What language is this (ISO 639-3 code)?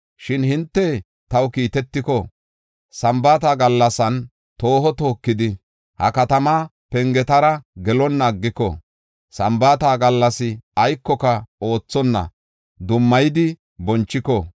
gof